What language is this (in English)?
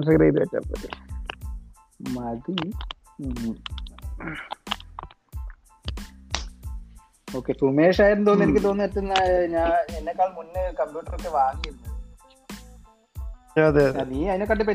Malayalam